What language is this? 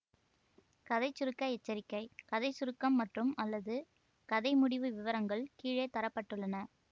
Tamil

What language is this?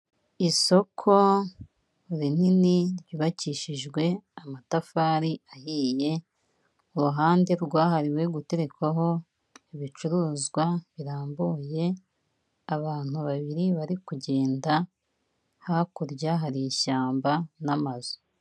Kinyarwanda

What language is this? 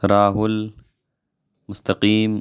Urdu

